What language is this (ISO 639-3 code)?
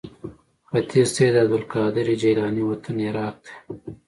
pus